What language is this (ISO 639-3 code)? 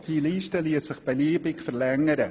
gsw